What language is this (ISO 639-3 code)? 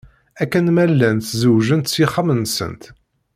kab